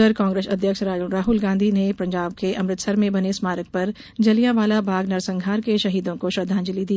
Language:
Hindi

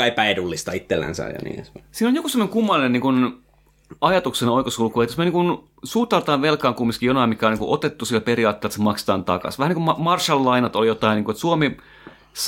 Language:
Finnish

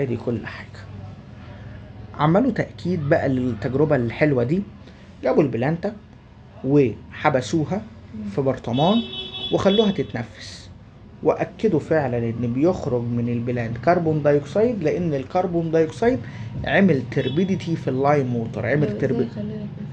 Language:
Arabic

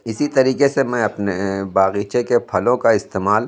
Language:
Urdu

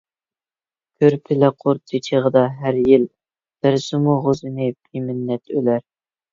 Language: Uyghur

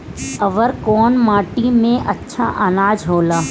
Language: Bhojpuri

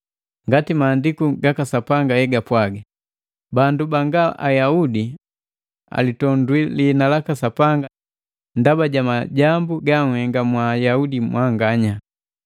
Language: Matengo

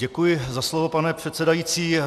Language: Czech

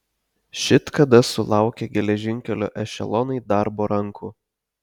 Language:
Lithuanian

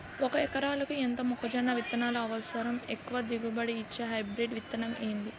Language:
Telugu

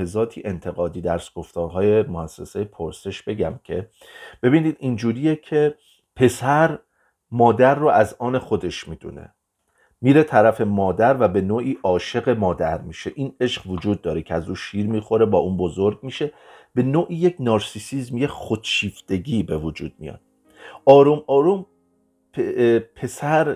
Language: Persian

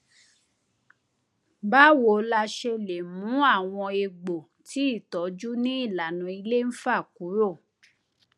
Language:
Yoruba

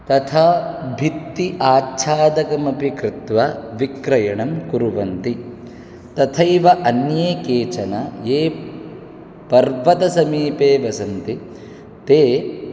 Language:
Sanskrit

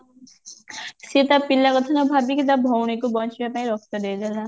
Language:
Odia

